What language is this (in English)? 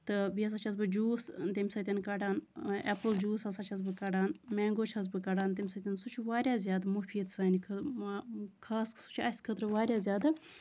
Kashmiri